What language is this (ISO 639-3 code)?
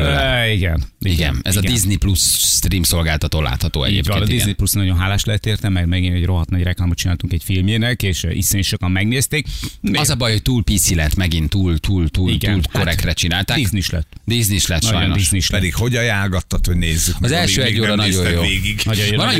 hun